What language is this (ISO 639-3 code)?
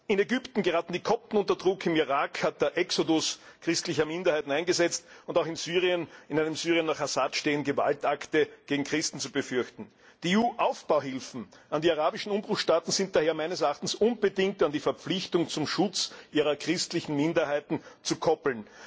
deu